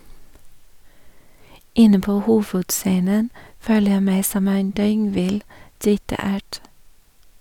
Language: Norwegian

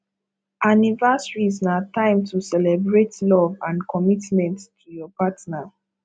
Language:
Nigerian Pidgin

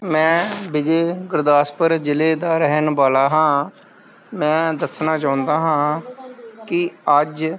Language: Punjabi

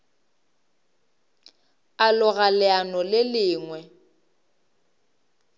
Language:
Northern Sotho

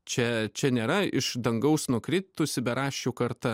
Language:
Lithuanian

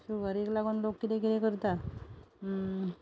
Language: Konkani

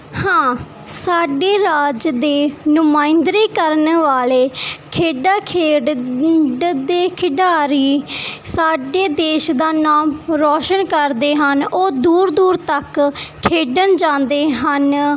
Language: Punjabi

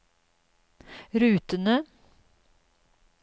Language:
Norwegian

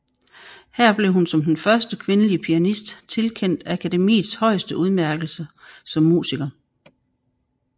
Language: Danish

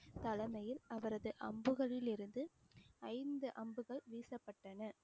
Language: Tamil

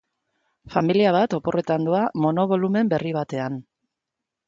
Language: Basque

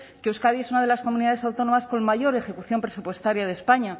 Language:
Spanish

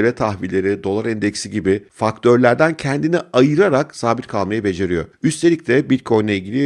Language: Turkish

